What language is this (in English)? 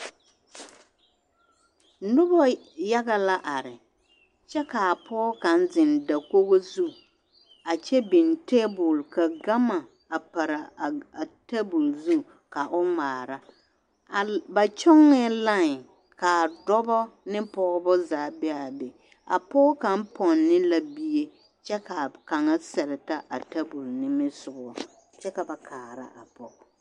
Southern Dagaare